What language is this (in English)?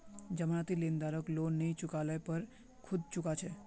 Magahi